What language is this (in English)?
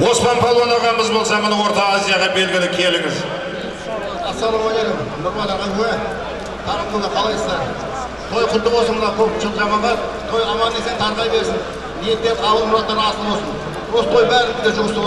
Turkish